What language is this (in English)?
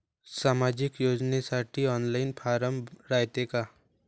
Marathi